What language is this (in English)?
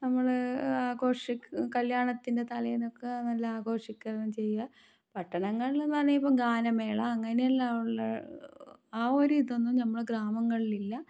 Malayalam